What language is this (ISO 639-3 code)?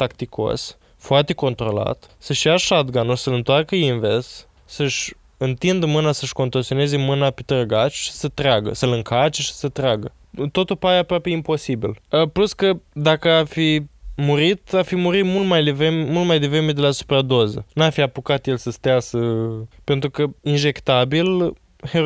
ron